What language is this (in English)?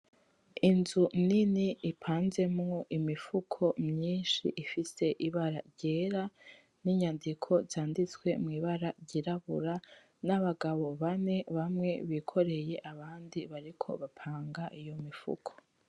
Rundi